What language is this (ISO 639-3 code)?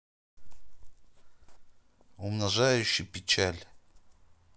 rus